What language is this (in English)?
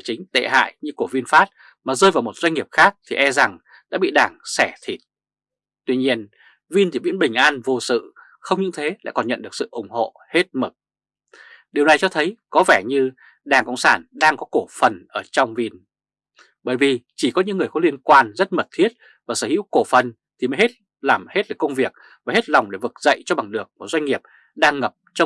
Vietnamese